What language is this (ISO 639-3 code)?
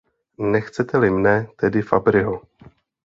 ces